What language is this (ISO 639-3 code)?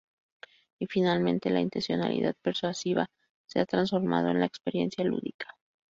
spa